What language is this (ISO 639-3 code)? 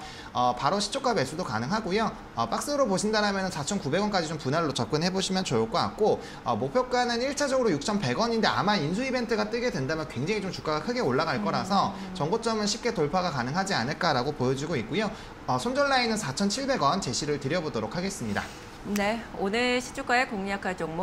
kor